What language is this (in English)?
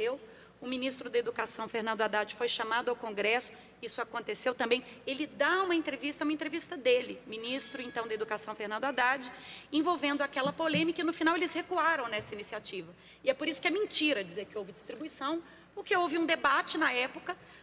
Portuguese